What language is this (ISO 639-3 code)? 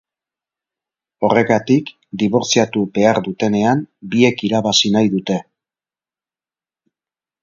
eus